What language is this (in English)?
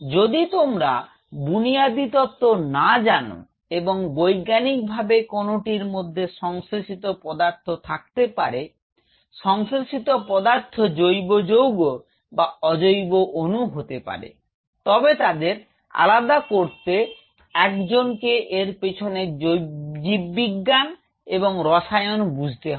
Bangla